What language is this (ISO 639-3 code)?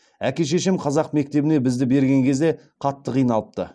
kaz